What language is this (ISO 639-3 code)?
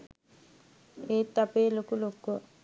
sin